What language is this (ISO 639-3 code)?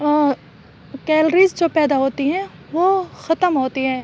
urd